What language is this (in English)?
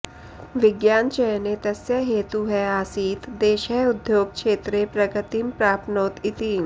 Sanskrit